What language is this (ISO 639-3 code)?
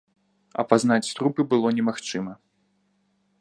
bel